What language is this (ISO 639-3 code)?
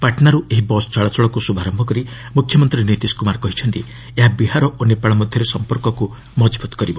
ori